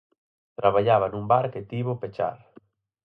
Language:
Galician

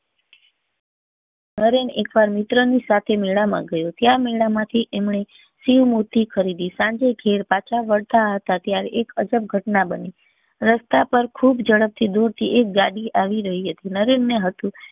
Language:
Gujarati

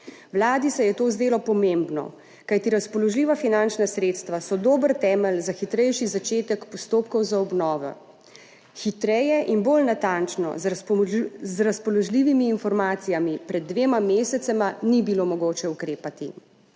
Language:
Slovenian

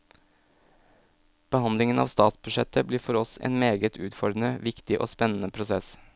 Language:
Norwegian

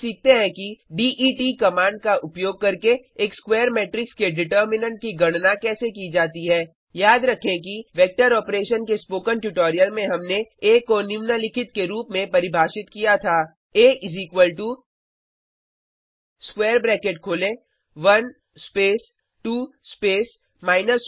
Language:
Hindi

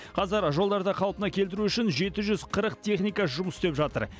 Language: Kazakh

